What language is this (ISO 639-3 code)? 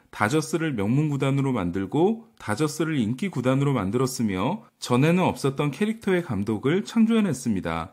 kor